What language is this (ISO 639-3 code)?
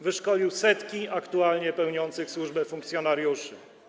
pol